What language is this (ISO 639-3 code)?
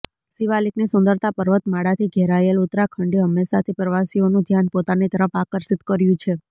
guj